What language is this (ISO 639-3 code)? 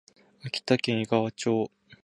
jpn